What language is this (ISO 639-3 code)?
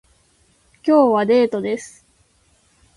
jpn